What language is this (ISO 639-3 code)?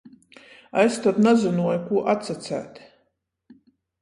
ltg